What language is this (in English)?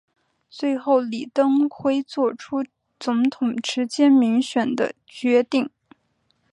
Chinese